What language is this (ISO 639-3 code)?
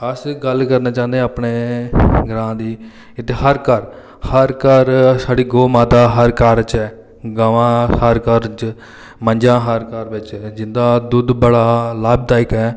doi